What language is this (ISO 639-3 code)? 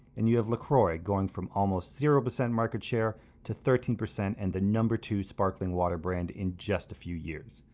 eng